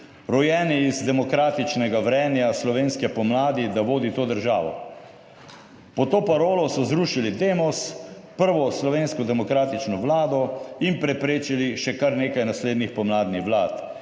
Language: Slovenian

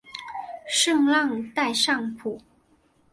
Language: Chinese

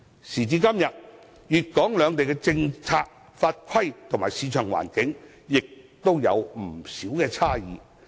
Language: Cantonese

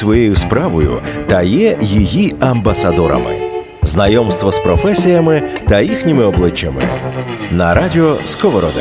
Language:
Ukrainian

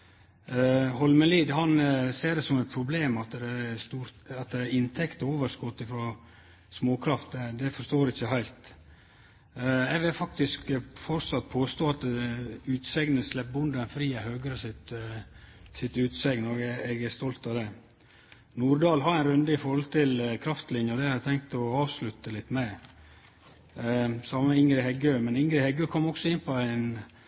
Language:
Norwegian Nynorsk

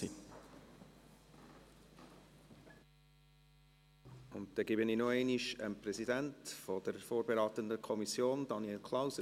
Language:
Swiss German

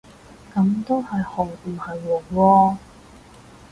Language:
Cantonese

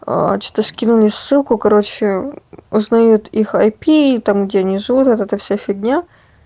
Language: Russian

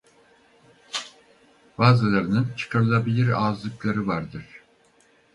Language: Turkish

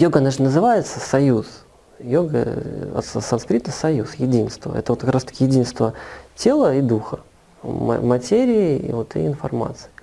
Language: Russian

